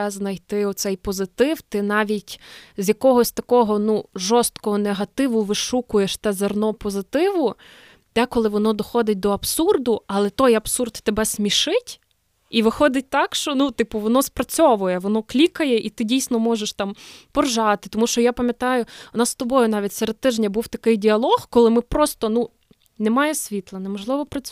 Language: Ukrainian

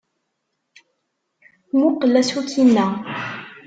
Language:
Kabyle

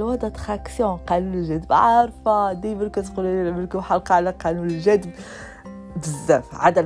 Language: Arabic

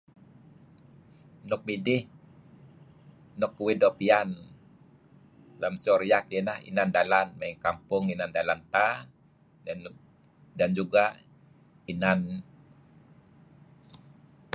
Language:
Kelabit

